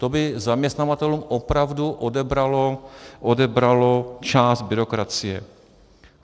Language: Czech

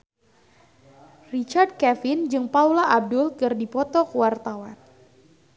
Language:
Sundanese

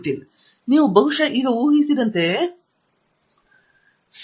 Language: Kannada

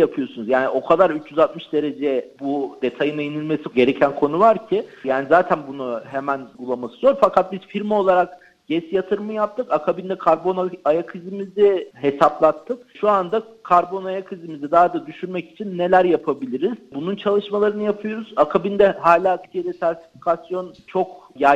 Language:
Turkish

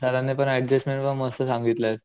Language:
Marathi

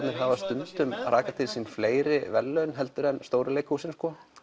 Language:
Icelandic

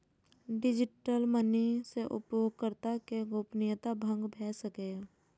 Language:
Maithili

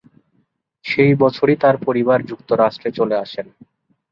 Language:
Bangla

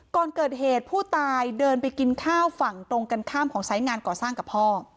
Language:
Thai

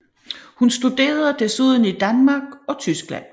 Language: Danish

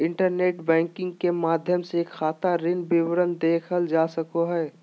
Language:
Magahi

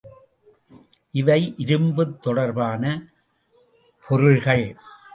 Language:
Tamil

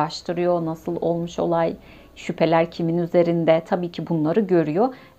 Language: Turkish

